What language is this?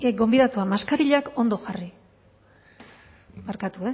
Basque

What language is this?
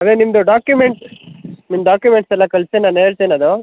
Kannada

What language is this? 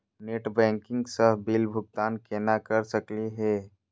Magahi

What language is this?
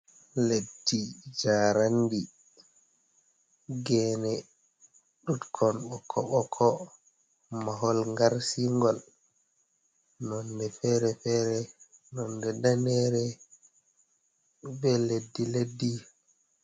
Fula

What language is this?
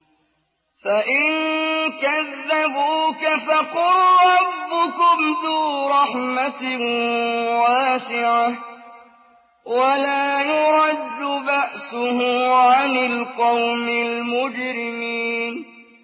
Arabic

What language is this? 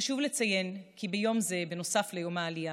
Hebrew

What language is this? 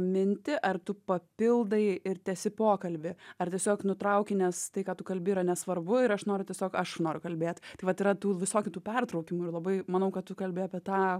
Lithuanian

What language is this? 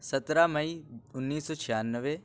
Urdu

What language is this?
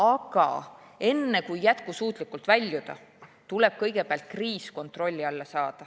Estonian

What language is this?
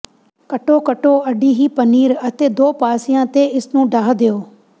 Punjabi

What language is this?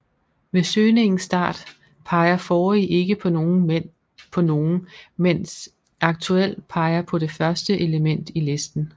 Danish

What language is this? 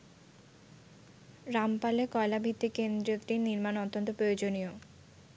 Bangla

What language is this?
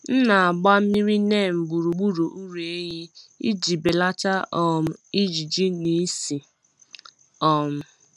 Igbo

